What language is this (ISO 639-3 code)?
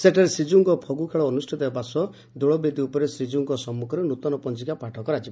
ori